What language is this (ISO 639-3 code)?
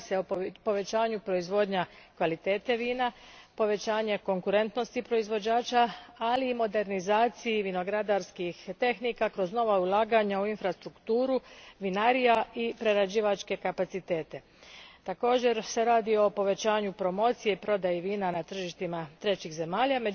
hrv